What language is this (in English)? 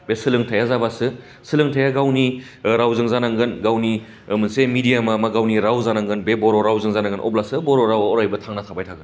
Bodo